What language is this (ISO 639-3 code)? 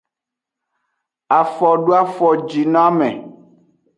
ajg